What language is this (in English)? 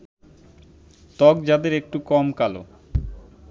Bangla